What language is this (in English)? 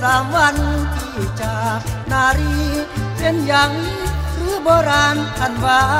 Thai